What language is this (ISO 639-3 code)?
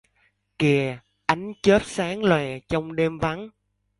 vie